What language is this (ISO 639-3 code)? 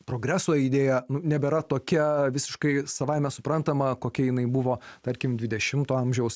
lit